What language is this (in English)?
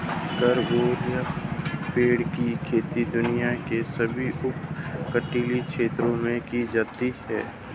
Hindi